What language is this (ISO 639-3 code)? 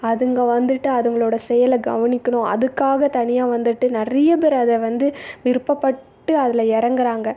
tam